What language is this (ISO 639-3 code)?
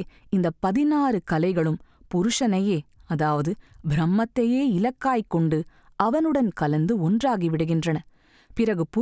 tam